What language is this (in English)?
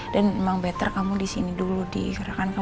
Indonesian